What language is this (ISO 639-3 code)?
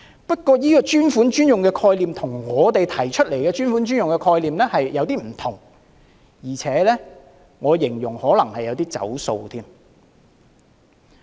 yue